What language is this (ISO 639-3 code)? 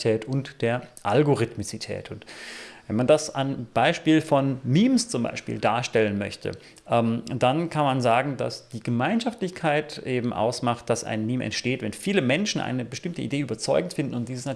deu